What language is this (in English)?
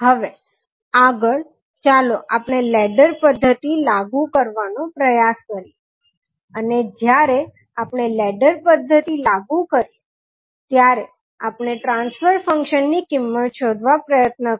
Gujarati